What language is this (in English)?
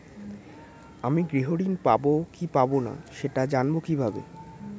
Bangla